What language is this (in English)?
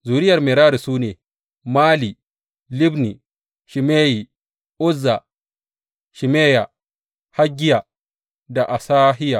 Hausa